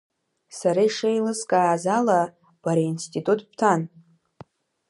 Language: Abkhazian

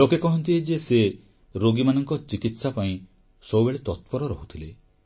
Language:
Odia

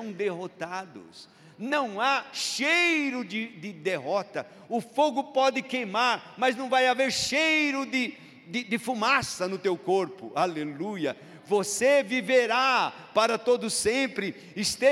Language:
Portuguese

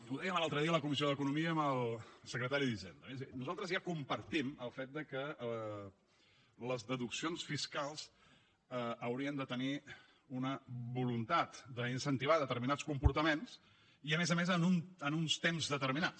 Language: Catalan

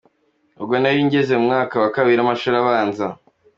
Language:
Kinyarwanda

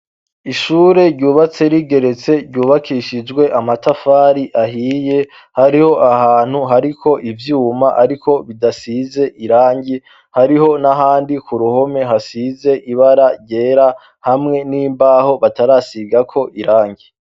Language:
Rundi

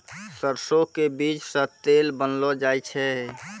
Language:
Maithili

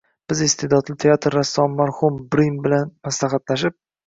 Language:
Uzbek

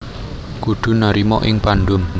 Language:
Javanese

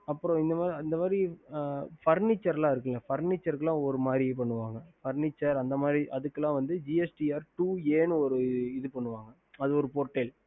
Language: Tamil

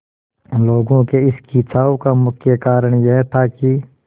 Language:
Hindi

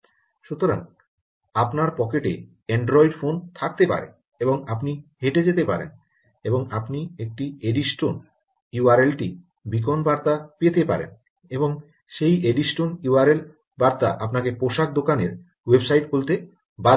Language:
Bangla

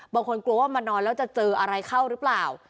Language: Thai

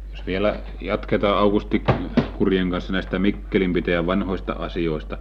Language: Finnish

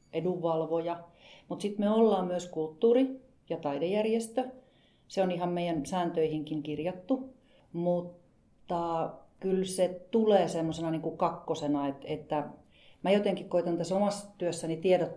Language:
Finnish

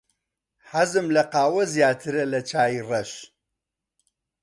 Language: Central Kurdish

